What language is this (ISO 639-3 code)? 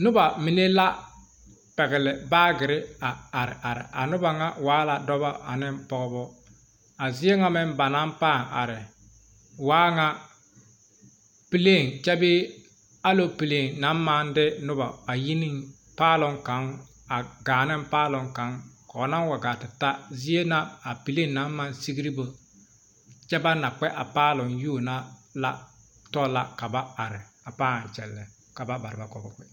dga